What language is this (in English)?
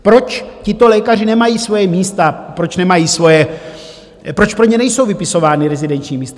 Czech